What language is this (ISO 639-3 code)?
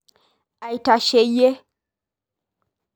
mas